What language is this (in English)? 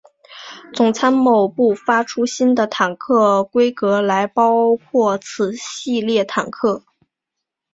Chinese